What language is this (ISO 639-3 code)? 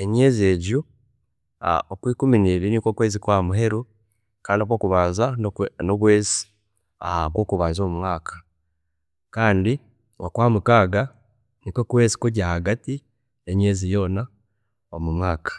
cgg